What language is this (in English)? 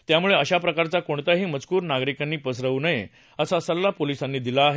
Marathi